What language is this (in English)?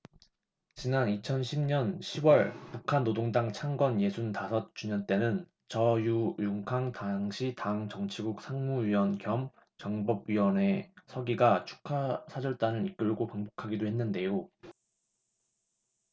Korean